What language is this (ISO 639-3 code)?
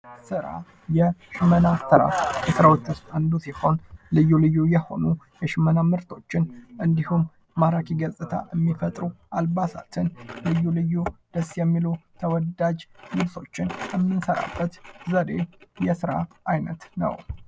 amh